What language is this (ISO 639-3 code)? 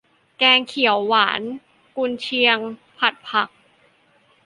tha